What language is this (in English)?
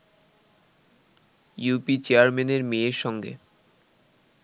Bangla